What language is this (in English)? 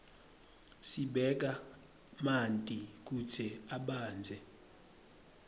Swati